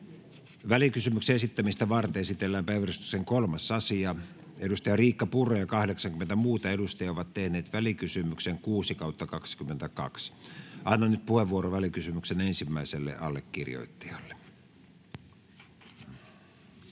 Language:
Finnish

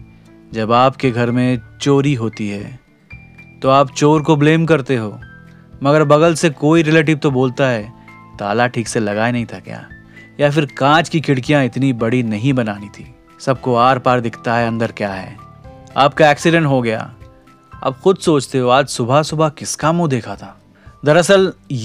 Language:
Hindi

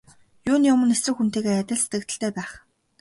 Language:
Mongolian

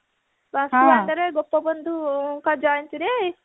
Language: Odia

